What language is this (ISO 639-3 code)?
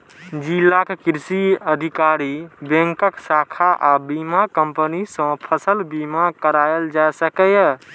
mai